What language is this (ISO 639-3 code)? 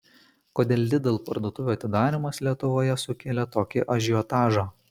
lit